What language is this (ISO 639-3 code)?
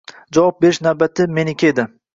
uzb